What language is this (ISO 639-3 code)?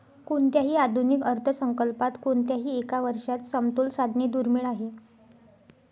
mar